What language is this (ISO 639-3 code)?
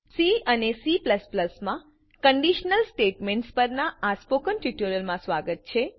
guj